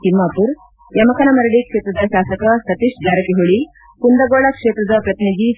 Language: Kannada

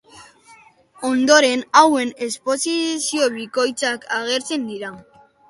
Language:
Basque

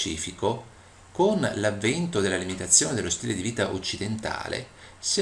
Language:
Italian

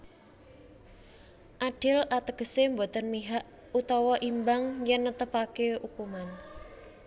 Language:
Javanese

